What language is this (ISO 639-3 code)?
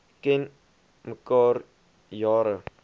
afr